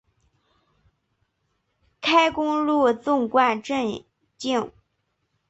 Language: Chinese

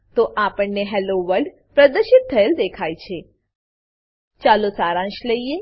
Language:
Gujarati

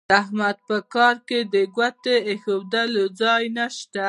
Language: Pashto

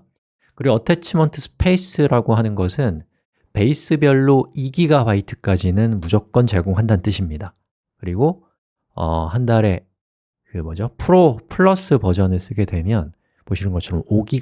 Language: Korean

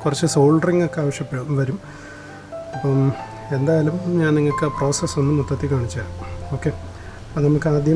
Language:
Indonesian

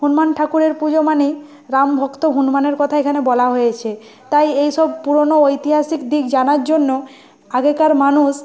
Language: Bangla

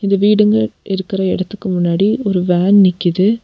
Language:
Tamil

